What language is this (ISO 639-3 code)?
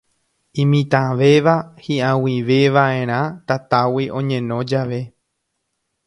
grn